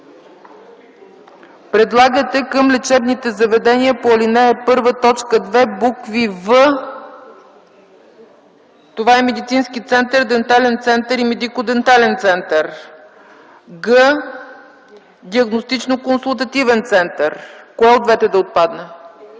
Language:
Bulgarian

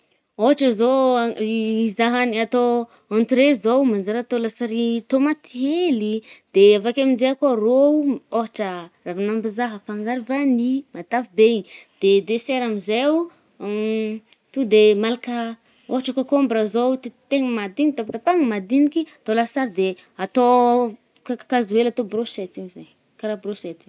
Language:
Northern Betsimisaraka Malagasy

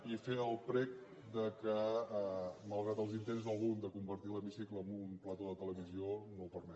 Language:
Catalan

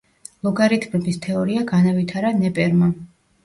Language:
Georgian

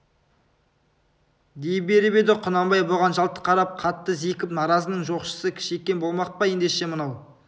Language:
Kazakh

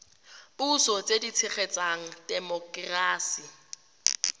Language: Tswana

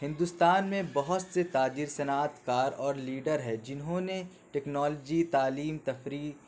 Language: Urdu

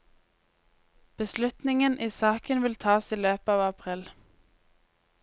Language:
Norwegian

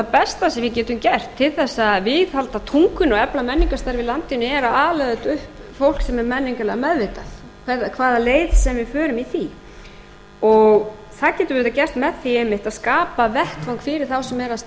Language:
Icelandic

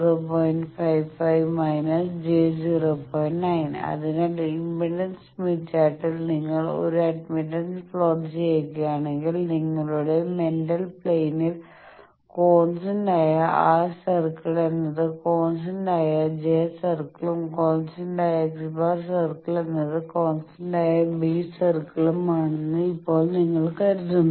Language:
Malayalam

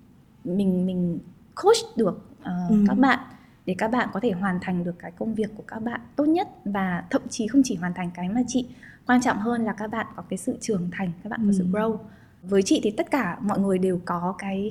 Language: Vietnamese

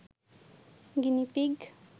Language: Bangla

